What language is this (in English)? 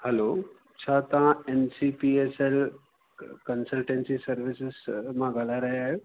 Sindhi